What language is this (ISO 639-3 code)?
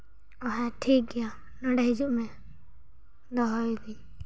sat